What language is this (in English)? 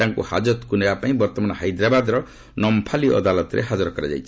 Odia